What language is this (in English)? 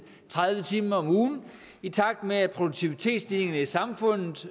Danish